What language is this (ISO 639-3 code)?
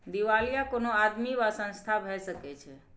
mai